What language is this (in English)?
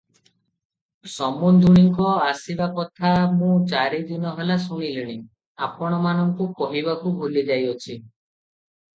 Odia